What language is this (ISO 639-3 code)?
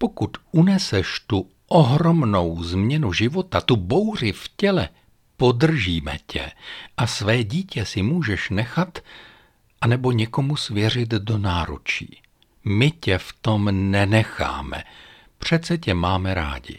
ces